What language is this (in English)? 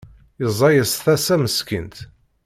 Kabyle